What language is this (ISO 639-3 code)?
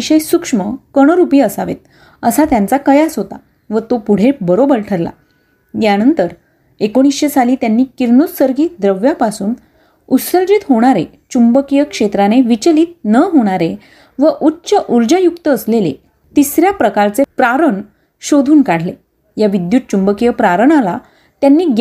mar